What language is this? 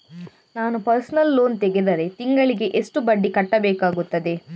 Kannada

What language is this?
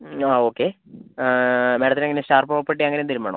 Malayalam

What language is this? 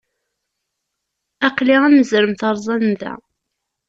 Kabyle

